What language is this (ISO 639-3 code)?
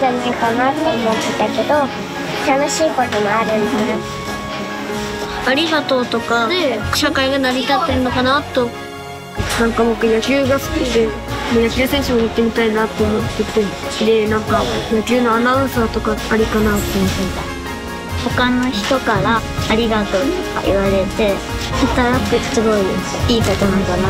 jpn